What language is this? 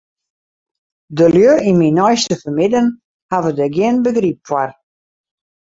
Western Frisian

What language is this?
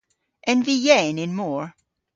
Cornish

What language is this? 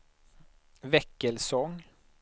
Swedish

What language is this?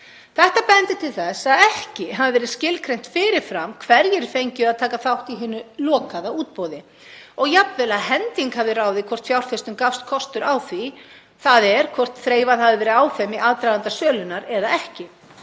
Icelandic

